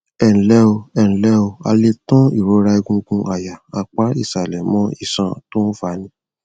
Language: Yoruba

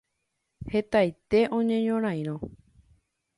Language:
Guarani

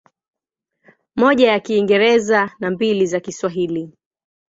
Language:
Swahili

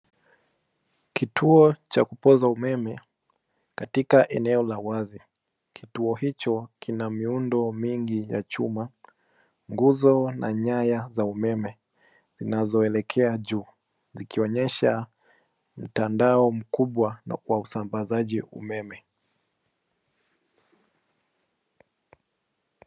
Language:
Swahili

